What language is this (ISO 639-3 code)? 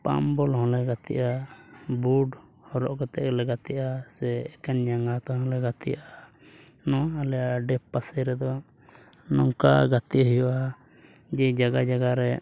sat